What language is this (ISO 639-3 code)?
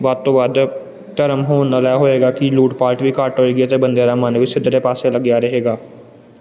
pan